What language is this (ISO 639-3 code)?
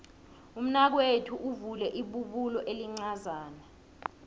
nbl